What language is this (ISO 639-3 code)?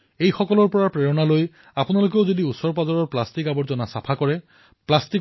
asm